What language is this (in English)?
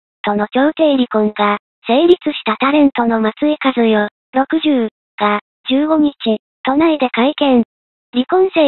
Japanese